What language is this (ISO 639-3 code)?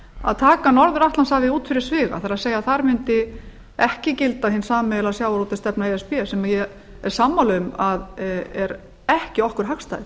isl